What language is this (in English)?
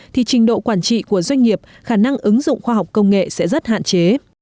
Vietnamese